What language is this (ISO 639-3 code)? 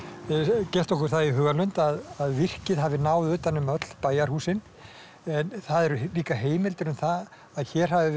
isl